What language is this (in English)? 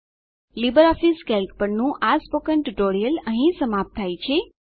Gujarati